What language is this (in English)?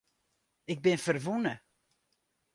Western Frisian